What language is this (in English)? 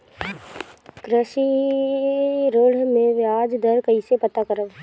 Bhojpuri